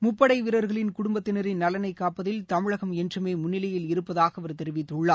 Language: Tamil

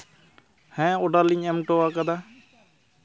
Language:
Santali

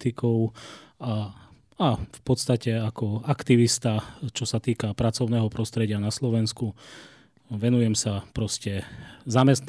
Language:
Slovak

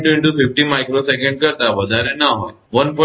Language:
Gujarati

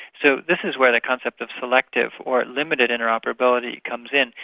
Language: English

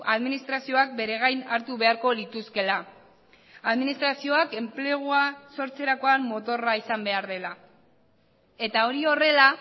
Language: Basque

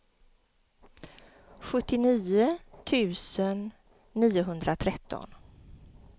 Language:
Swedish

